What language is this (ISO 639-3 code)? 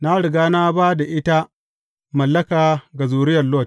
hau